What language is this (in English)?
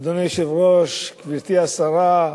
Hebrew